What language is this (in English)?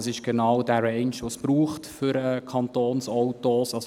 Swiss German